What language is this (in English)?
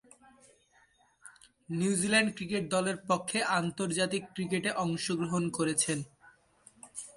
Bangla